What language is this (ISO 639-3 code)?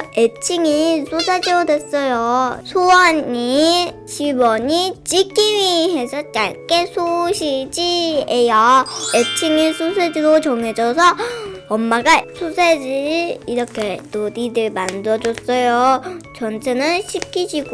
kor